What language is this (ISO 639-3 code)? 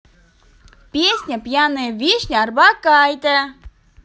rus